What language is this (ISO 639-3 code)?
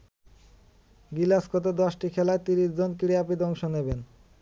ben